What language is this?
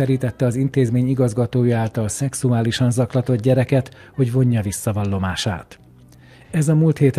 Hungarian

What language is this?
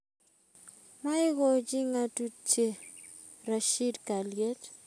Kalenjin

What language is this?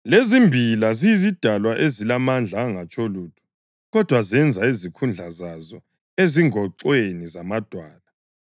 North Ndebele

